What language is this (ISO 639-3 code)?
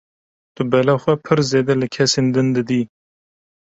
kur